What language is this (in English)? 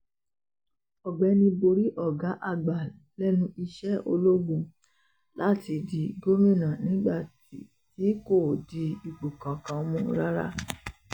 Yoruba